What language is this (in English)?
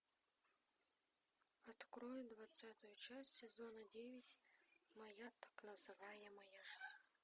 Russian